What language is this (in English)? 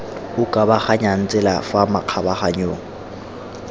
Tswana